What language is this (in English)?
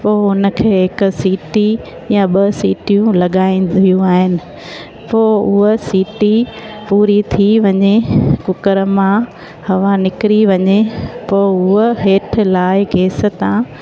Sindhi